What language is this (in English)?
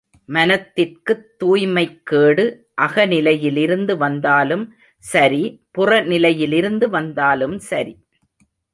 Tamil